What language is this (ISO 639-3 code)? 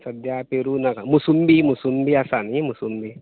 kok